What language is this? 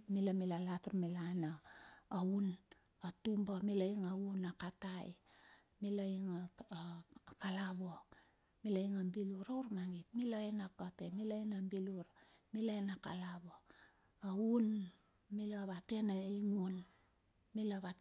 Bilur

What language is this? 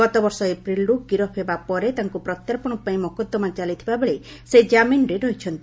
Odia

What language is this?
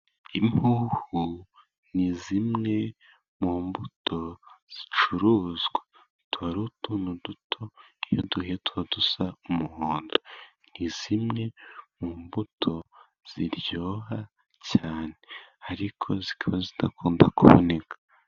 Kinyarwanda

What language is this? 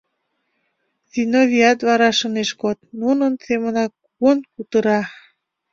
Mari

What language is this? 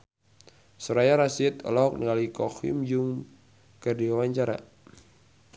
Sundanese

